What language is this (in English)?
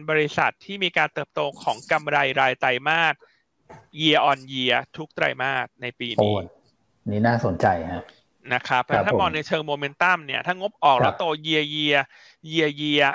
Thai